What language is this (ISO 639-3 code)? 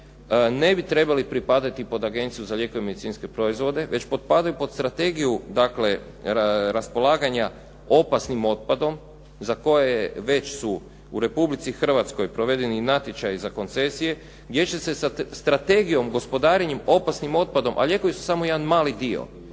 hrv